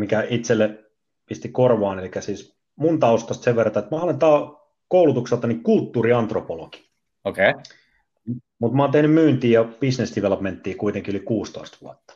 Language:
Finnish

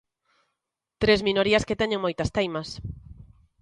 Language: Galician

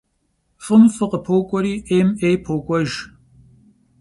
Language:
Kabardian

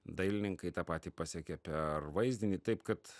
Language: Lithuanian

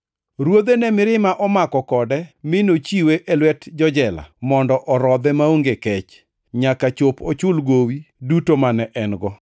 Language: Luo (Kenya and Tanzania)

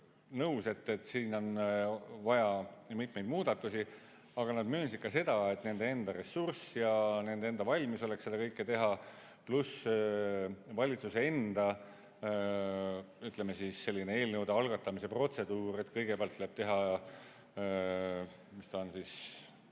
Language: Estonian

